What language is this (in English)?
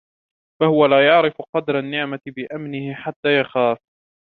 Arabic